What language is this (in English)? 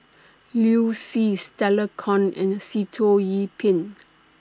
English